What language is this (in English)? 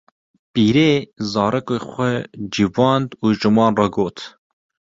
Kurdish